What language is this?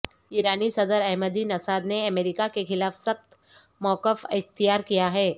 Urdu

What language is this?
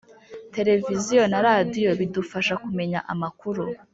Kinyarwanda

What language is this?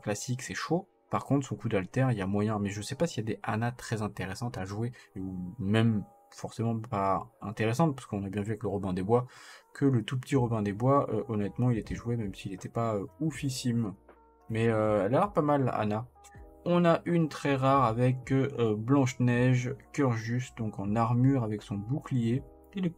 French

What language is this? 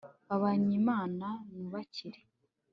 Kinyarwanda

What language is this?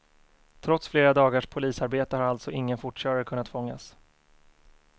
Swedish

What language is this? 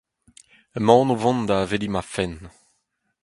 Breton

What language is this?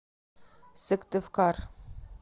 Russian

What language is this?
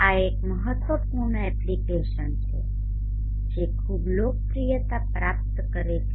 Gujarati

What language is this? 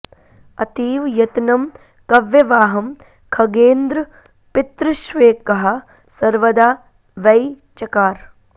Sanskrit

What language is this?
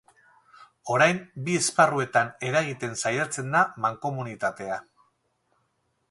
Basque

